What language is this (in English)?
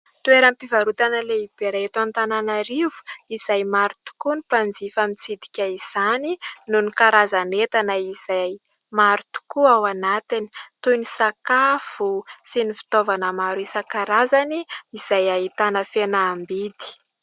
Malagasy